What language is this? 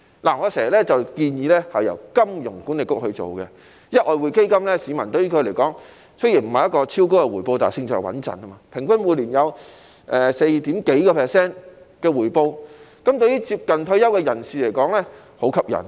Cantonese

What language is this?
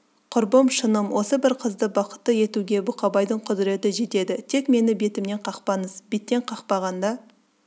Kazakh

